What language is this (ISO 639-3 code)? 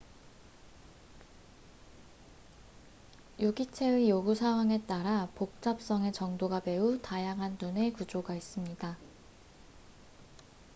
kor